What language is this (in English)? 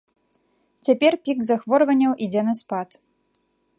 Belarusian